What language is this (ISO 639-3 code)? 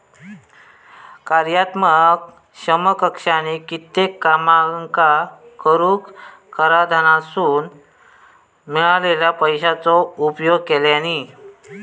mar